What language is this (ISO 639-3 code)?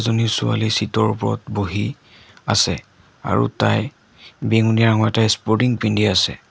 asm